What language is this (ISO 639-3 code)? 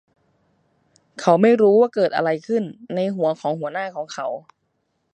tha